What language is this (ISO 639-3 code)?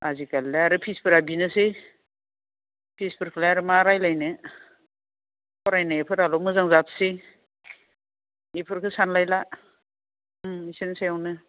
brx